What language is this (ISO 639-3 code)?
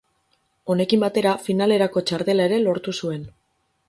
eus